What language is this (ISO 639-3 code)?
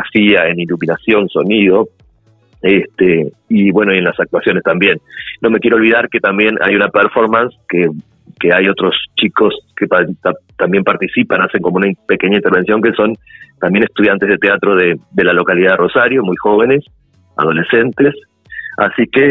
spa